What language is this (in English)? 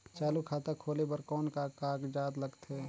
Chhattisgarhi